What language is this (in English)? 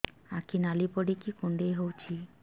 Odia